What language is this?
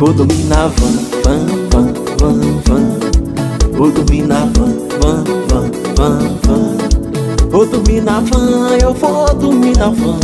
Portuguese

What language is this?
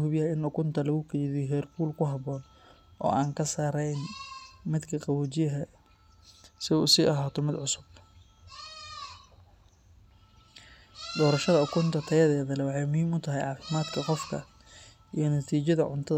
Somali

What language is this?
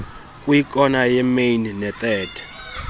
Xhosa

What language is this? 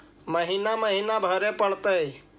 Magahi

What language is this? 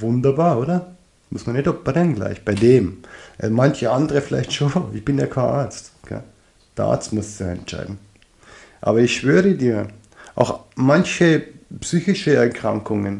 German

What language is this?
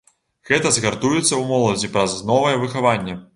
Belarusian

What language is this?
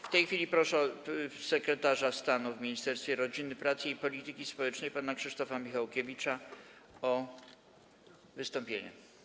Polish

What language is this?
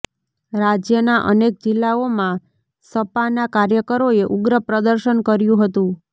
Gujarati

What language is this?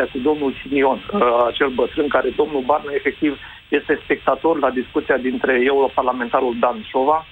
Romanian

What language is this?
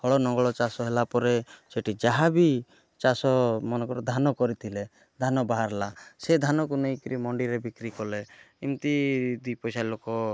Odia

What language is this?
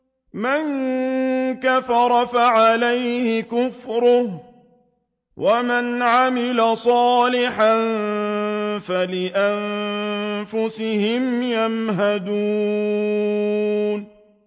Arabic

